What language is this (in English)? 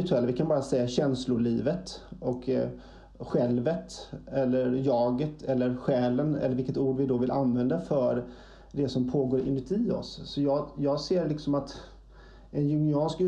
Swedish